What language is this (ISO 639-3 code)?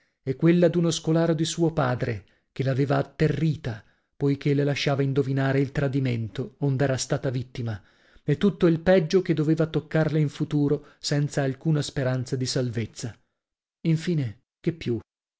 ita